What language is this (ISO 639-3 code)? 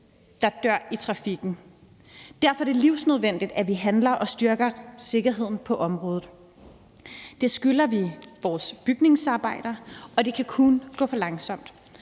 dan